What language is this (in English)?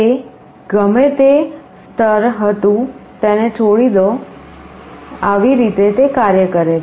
Gujarati